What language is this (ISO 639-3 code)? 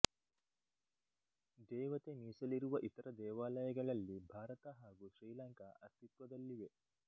kan